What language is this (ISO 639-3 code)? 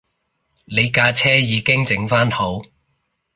yue